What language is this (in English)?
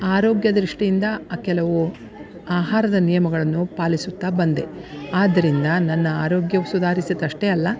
Kannada